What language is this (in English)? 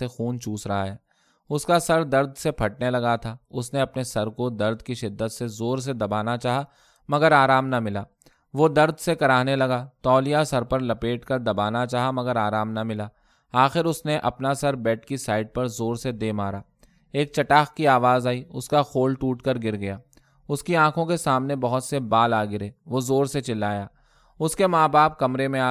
Urdu